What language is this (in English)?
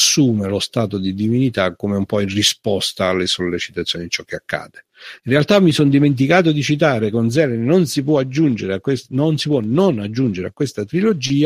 Italian